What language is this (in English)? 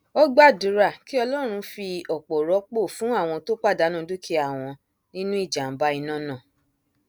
Yoruba